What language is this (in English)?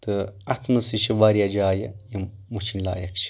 Kashmiri